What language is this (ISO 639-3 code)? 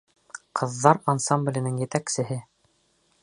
bak